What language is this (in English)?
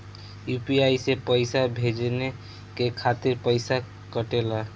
Bhojpuri